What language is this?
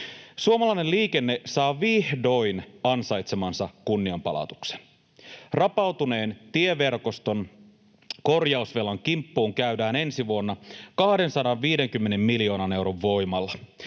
Finnish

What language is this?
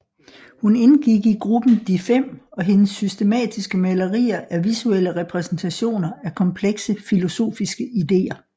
Danish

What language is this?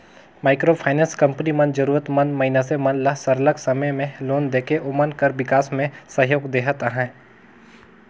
Chhattisgarhi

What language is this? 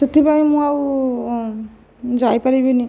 Odia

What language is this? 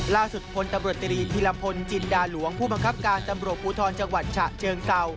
Thai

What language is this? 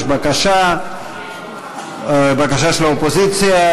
Hebrew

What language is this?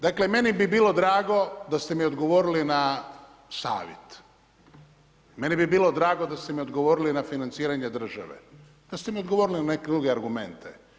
Croatian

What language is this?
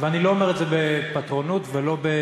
Hebrew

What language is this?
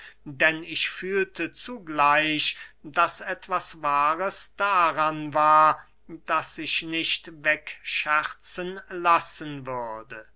German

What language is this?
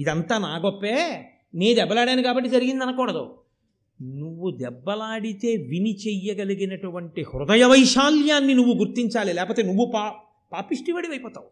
Telugu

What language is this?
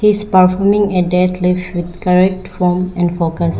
English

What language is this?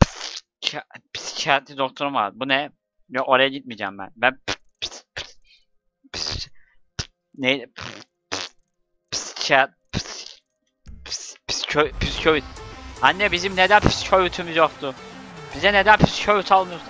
Turkish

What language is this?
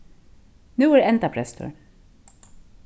Faroese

